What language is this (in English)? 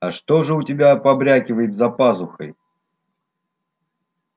Russian